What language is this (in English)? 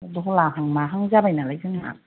Bodo